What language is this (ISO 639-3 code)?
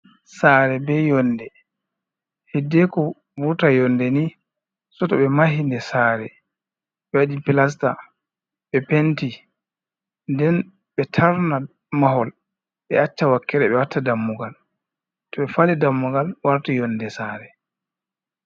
ful